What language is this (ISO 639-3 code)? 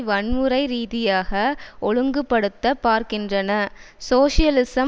tam